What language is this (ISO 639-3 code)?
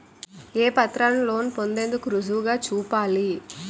tel